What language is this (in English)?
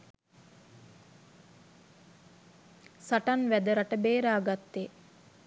Sinhala